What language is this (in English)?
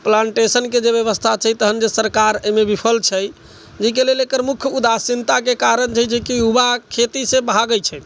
Maithili